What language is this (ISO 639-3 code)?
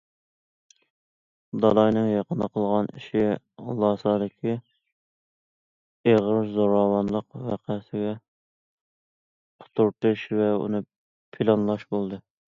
uig